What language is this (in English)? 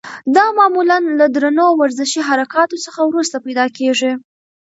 Pashto